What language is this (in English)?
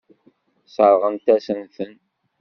Kabyle